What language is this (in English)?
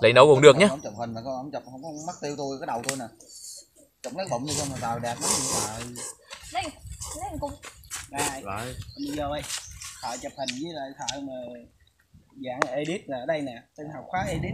Vietnamese